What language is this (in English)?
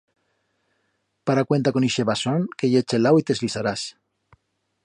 Aragonese